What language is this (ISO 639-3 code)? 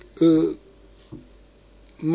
wol